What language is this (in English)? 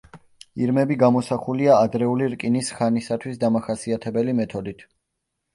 Georgian